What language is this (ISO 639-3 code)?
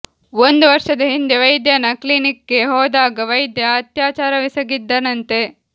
kan